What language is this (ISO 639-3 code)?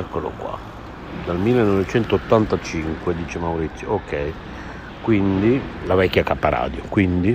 ita